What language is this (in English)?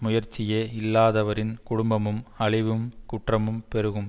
Tamil